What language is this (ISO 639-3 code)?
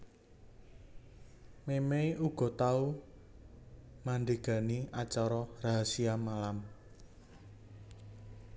jav